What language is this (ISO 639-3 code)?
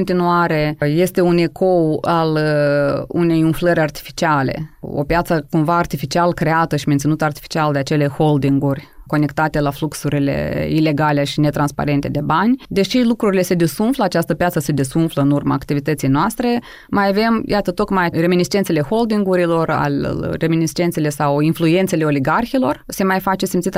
ron